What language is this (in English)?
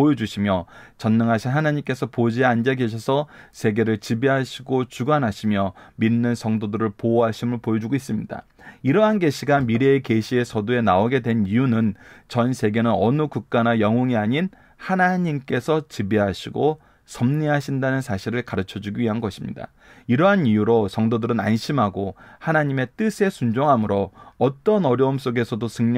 Korean